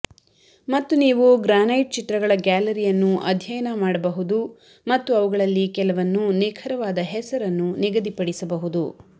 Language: Kannada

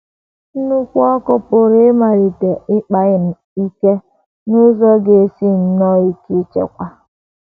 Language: Igbo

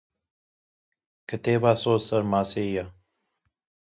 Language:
Kurdish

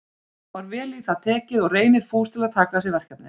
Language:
Icelandic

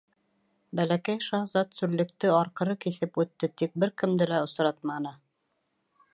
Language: Bashkir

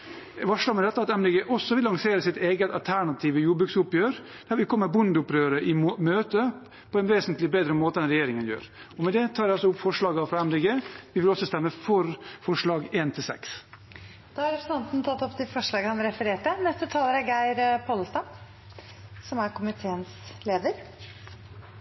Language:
Norwegian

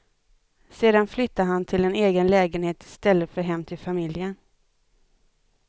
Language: Swedish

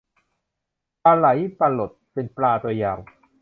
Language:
Thai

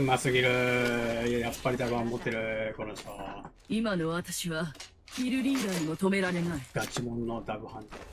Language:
Japanese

